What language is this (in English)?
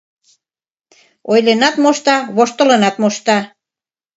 Mari